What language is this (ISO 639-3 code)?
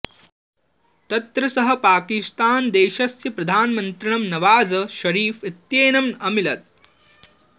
san